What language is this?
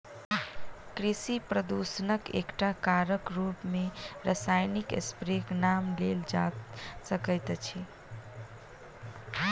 Maithili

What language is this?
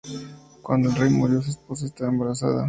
Spanish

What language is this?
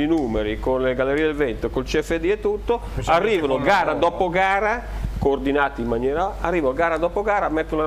Italian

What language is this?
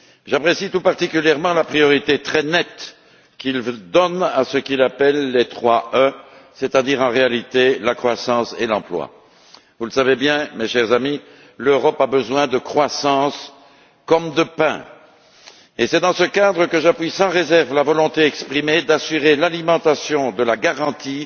French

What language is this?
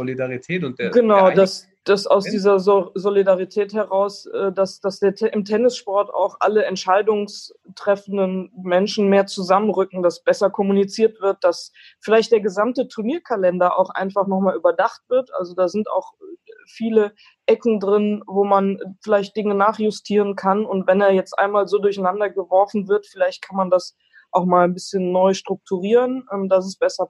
German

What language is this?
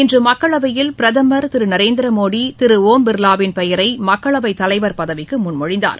Tamil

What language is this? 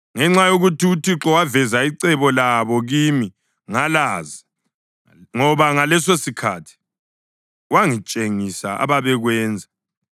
North Ndebele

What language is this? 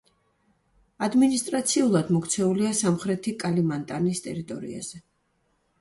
Georgian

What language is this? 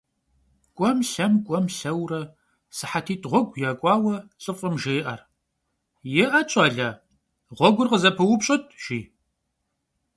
Kabardian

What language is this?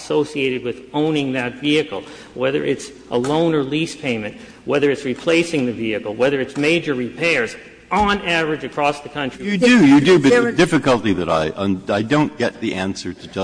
English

